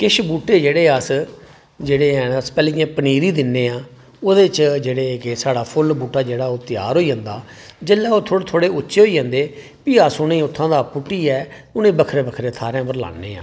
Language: Dogri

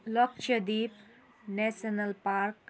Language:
Nepali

